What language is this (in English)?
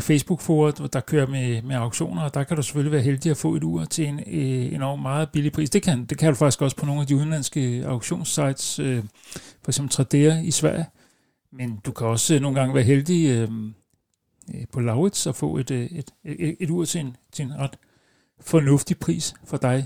Danish